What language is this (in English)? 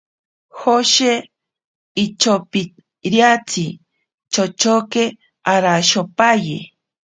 Ashéninka Perené